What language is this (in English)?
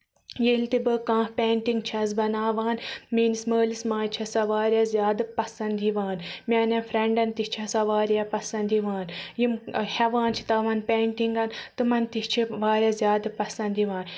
Kashmiri